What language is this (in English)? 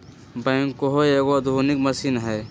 Magahi